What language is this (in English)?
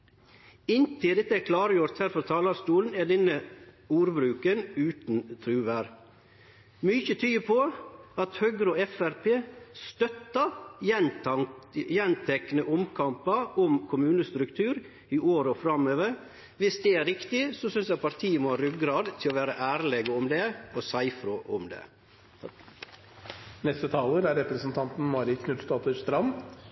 Norwegian